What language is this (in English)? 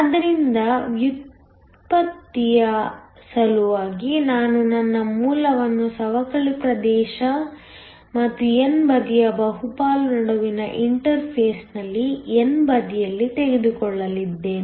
Kannada